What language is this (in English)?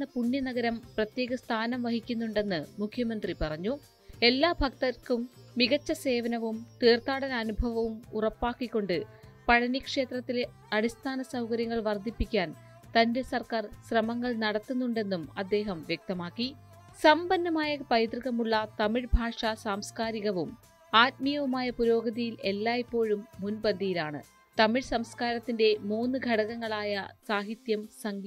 Malayalam